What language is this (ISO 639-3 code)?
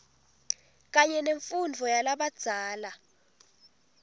ssw